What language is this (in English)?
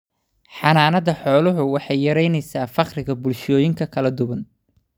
Somali